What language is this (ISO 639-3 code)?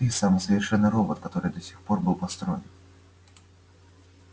rus